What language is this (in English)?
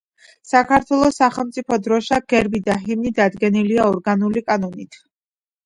Georgian